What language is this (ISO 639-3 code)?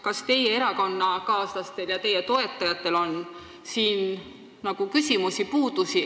est